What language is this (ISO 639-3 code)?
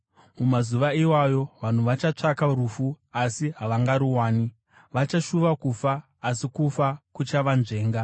sna